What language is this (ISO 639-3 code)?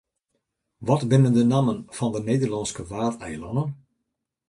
fry